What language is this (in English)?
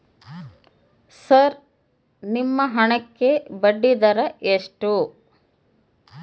Kannada